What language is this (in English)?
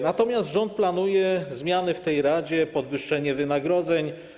Polish